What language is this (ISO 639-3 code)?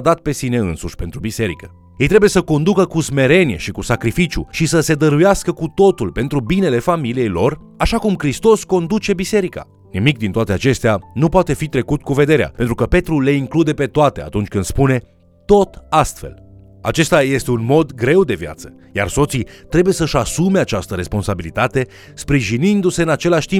ron